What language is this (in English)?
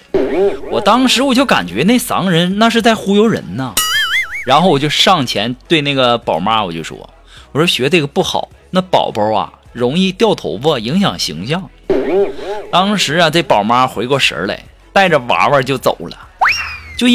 Chinese